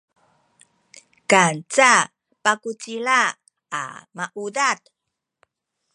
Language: Sakizaya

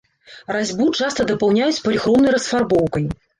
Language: Belarusian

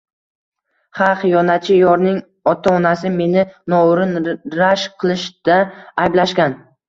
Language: Uzbek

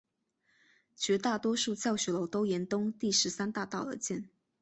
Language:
Chinese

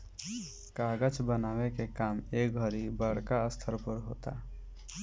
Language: Bhojpuri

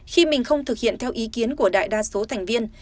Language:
Vietnamese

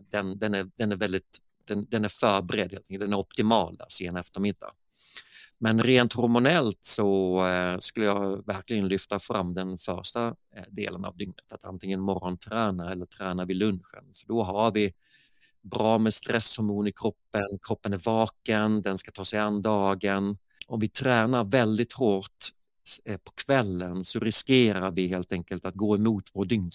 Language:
Swedish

